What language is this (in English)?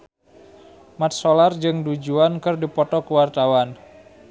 Sundanese